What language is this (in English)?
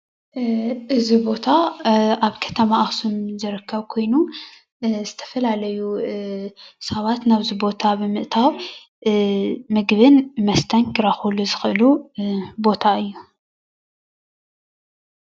Tigrinya